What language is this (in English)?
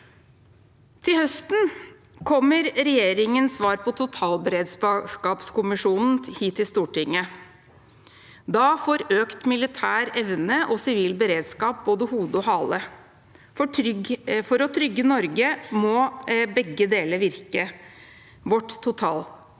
Norwegian